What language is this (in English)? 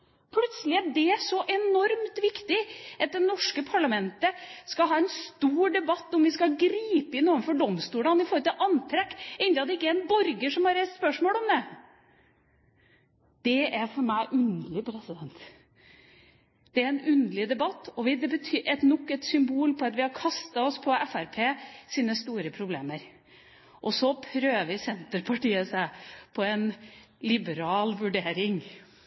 Norwegian Bokmål